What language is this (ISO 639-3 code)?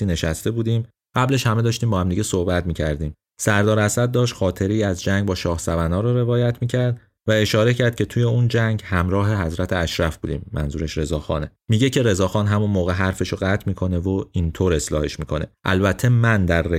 fas